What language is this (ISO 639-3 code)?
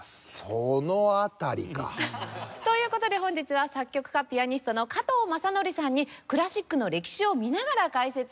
jpn